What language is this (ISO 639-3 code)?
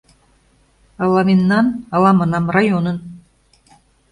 chm